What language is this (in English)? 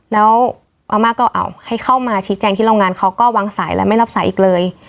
Thai